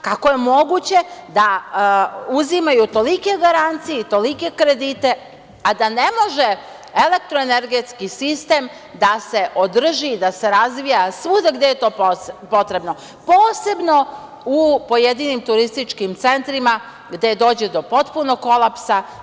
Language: Serbian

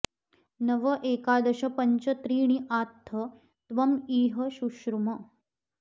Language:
Sanskrit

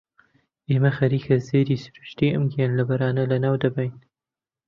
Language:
Central Kurdish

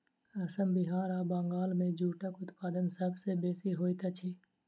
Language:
Maithili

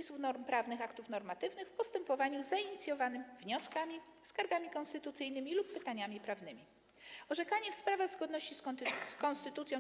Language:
Polish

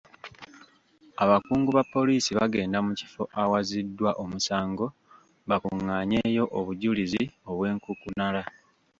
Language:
Ganda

